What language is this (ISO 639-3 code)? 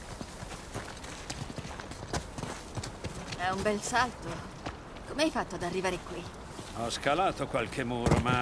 ita